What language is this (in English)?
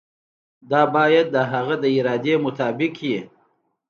Pashto